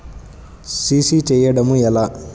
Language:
Telugu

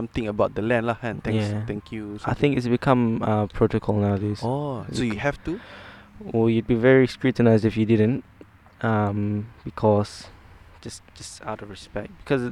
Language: Malay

